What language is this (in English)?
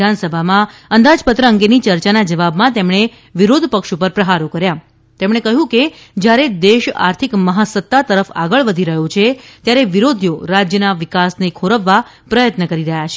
Gujarati